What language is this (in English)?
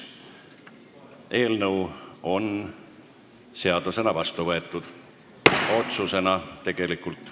Estonian